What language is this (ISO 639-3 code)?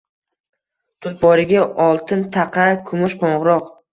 uzb